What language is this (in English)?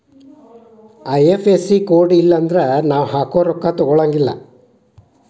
Kannada